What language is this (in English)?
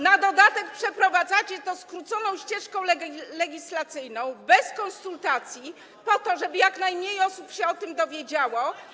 Polish